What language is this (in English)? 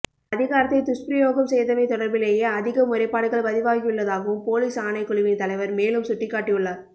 Tamil